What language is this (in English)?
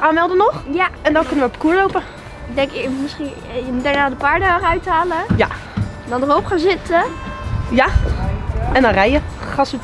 Dutch